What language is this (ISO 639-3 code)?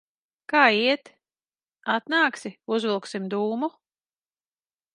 lav